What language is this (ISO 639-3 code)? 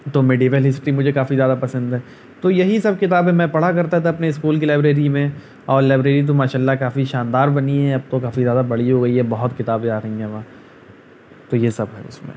urd